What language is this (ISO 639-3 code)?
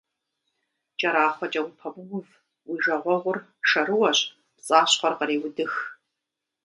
kbd